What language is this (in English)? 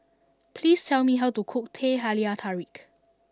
English